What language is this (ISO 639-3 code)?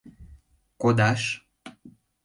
chm